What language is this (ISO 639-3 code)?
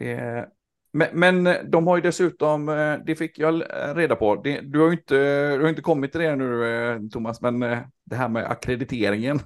swe